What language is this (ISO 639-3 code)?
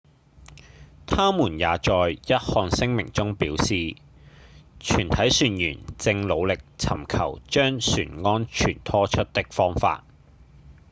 yue